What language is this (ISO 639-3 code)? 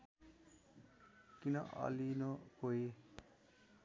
nep